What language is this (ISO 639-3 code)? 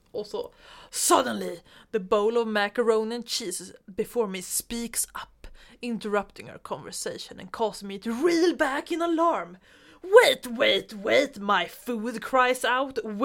swe